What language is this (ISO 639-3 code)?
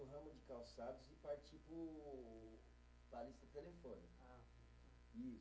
por